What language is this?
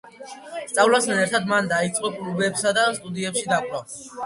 Georgian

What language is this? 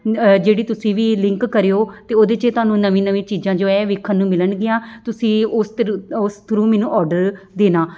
Punjabi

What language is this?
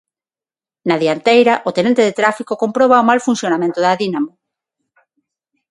Galician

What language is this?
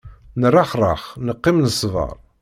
Kabyle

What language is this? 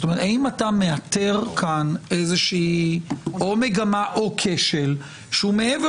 Hebrew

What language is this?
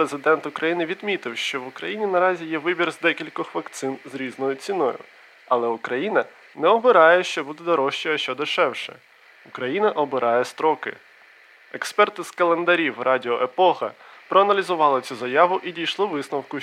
Ukrainian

